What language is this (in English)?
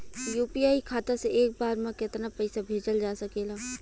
Bhojpuri